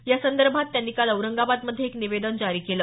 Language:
Marathi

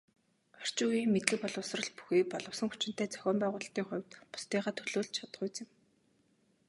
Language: Mongolian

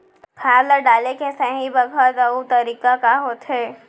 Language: Chhattisgarhi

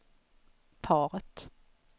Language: Swedish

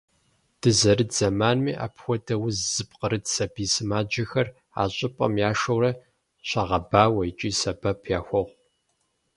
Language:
Kabardian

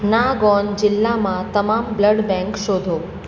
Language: Gujarati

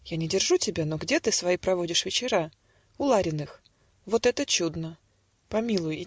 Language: Russian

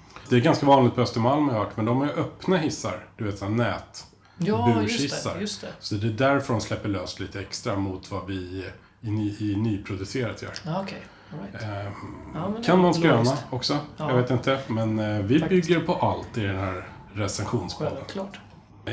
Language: Swedish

